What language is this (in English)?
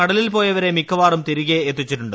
Malayalam